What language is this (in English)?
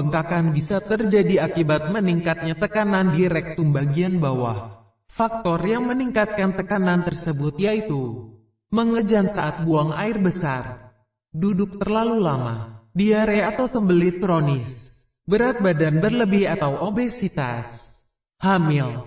Indonesian